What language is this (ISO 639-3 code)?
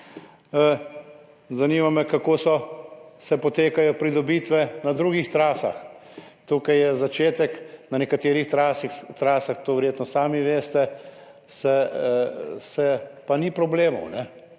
slv